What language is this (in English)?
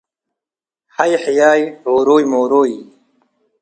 Tigre